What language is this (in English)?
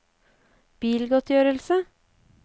Norwegian